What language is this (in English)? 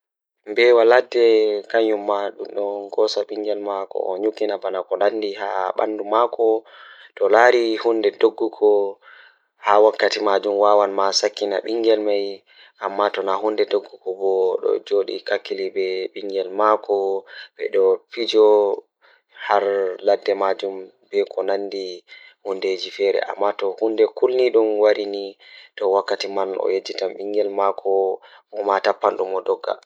Fula